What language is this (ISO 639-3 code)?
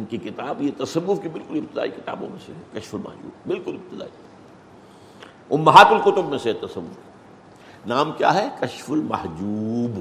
urd